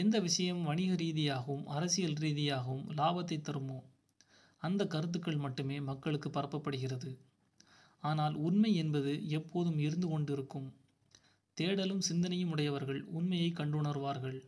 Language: Tamil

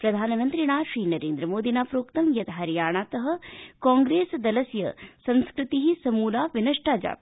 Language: Sanskrit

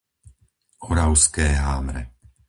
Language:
Slovak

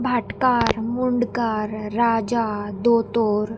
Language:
Konkani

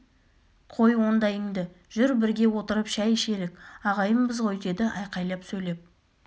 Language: Kazakh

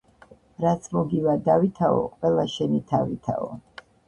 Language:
Georgian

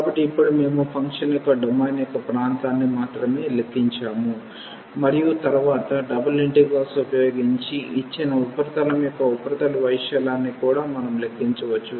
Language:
Telugu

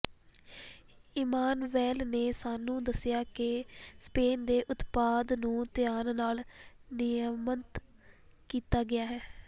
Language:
Punjabi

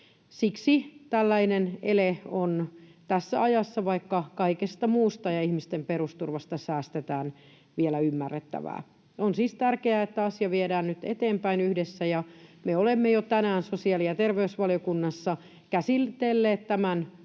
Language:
Finnish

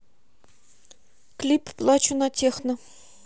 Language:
Russian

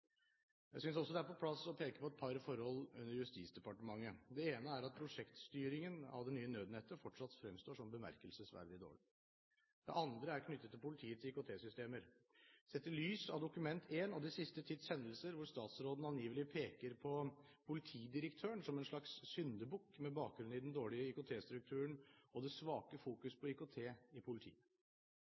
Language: Norwegian Bokmål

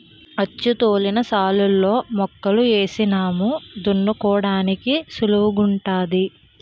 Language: Telugu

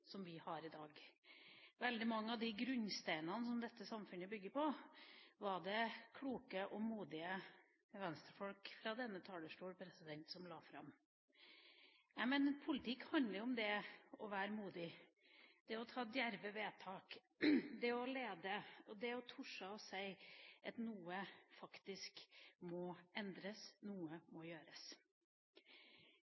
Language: Norwegian Bokmål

